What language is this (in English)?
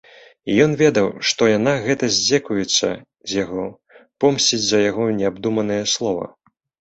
Belarusian